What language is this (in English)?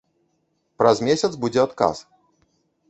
Belarusian